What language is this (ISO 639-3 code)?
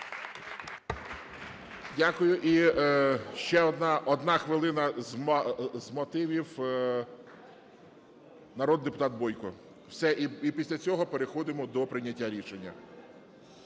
ukr